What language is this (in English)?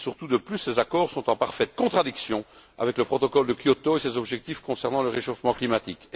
French